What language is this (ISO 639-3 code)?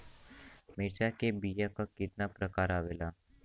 bho